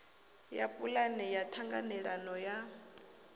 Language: Venda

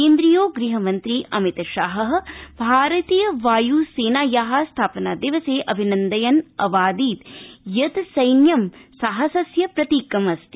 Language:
Sanskrit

